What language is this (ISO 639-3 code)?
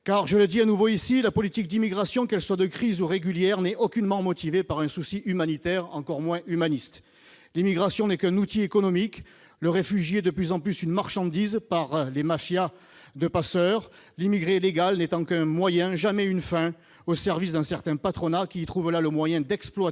fra